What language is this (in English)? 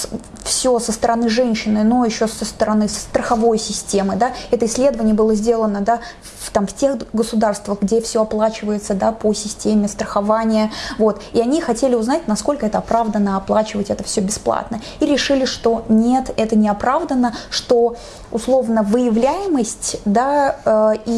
Russian